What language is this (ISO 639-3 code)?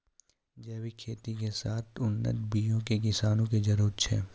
mai